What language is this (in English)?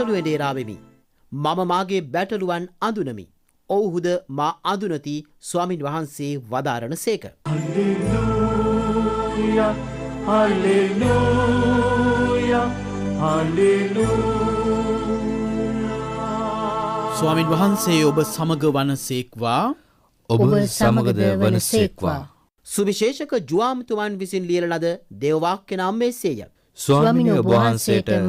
Hindi